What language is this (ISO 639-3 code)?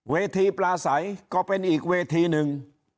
tha